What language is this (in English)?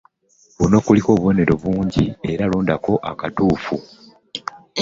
Ganda